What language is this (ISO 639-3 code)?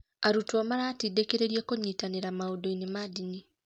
kik